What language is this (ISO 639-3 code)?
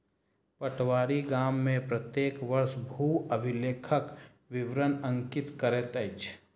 mai